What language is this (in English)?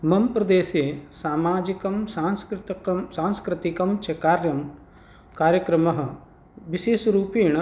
Sanskrit